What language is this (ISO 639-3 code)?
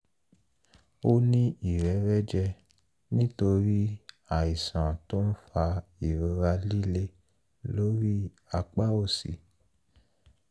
yor